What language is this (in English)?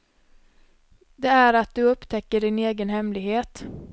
Swedish